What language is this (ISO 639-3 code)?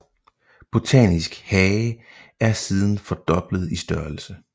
dan